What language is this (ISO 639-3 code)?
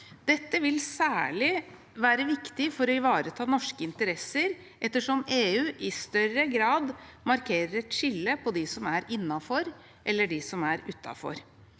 nor